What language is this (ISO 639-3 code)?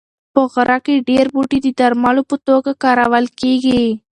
pus